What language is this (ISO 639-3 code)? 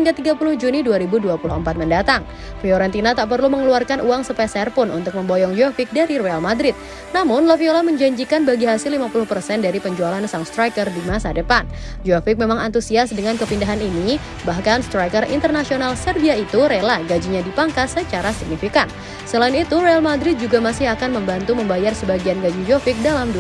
ind